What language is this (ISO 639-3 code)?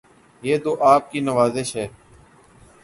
urd